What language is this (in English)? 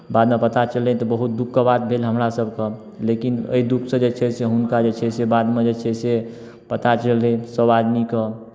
Maithili